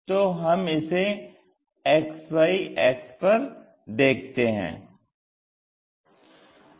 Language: Hindi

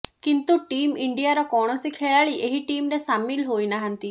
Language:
Odia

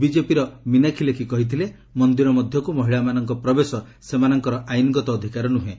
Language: Odia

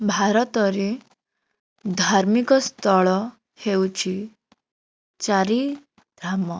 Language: Odia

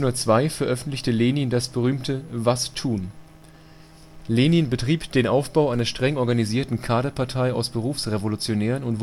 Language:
German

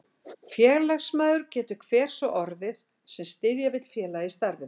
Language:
Icelandic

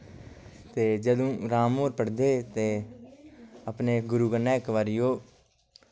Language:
Dogri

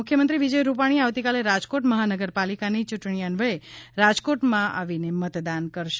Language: Gujarati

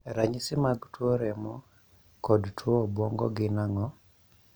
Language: Luo (Kenya and Tanzania)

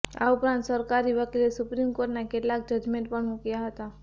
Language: Gujarati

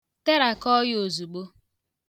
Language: Igbo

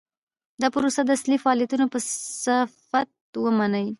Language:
Pashto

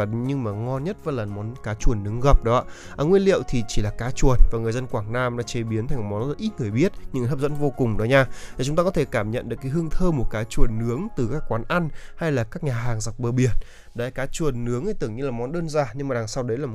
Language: Vietnamese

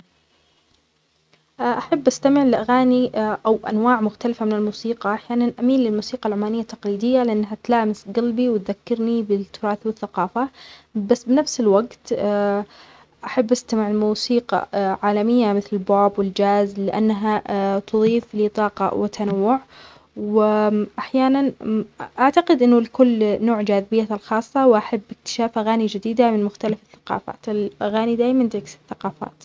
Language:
Omani Arabic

